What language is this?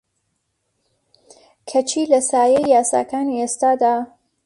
Central Kurdish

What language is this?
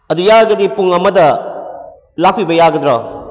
Manipuri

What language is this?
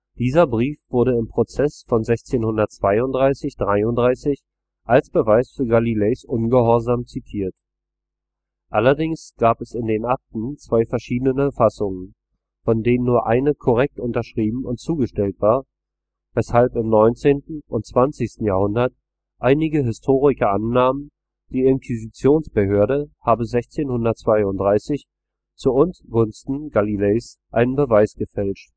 German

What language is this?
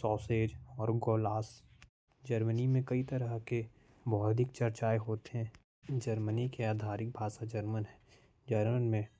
Korwa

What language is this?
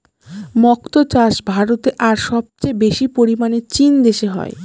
Bangla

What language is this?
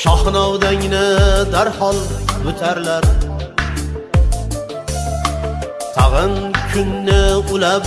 Turkish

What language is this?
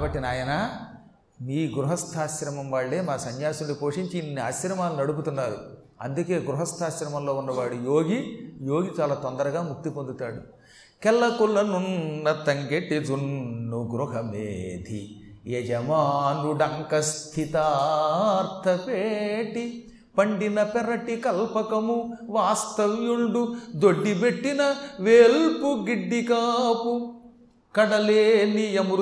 Telugu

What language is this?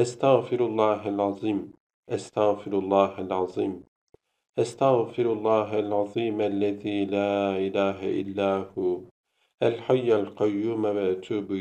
Turkish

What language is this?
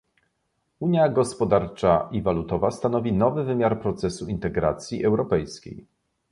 Polish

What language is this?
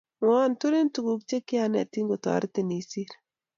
Kalenjin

